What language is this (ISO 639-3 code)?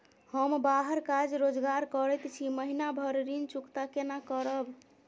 mai